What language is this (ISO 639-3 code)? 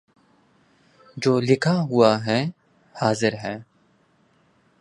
urd